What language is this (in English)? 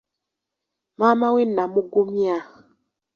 Ganda